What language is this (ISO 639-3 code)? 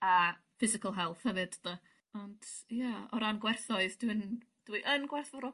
cym